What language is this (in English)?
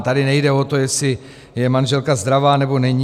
Czech